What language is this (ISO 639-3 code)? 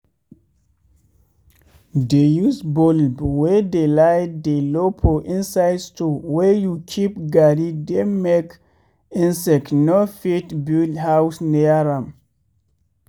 pcm